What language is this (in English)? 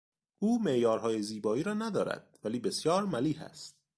Persian